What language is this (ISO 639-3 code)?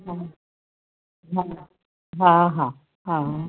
snd